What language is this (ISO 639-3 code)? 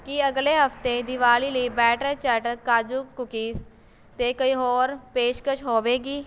pan